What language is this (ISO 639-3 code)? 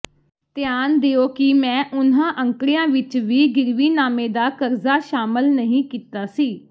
pan